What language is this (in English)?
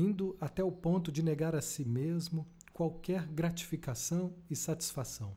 Portuguese